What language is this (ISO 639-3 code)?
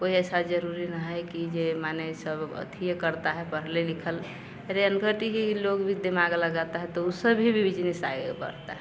hin